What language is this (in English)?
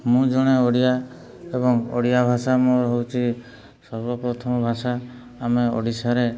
Odia